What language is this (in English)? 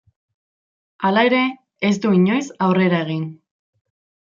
Basque